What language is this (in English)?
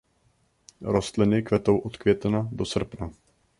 Czech